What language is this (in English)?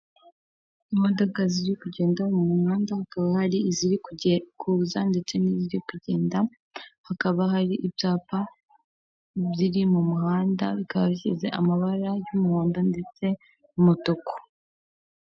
Kinyarwanda